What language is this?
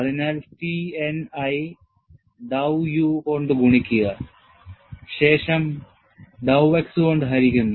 Malayalam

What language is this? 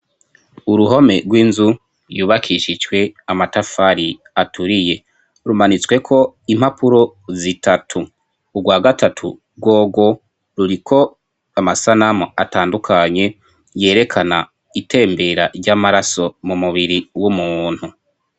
Rundi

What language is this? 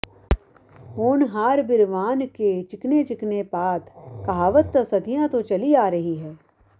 Punjabi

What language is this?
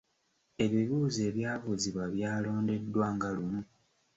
Ganda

